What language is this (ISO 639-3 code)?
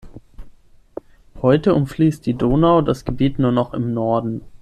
deu